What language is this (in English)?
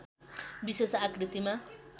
Nepali